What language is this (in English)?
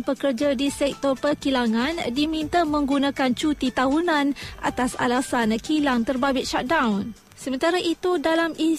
Malay